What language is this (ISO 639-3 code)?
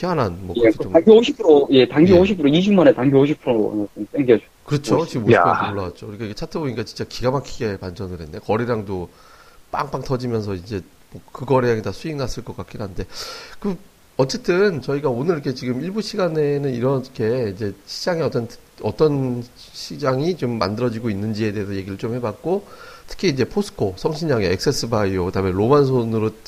kor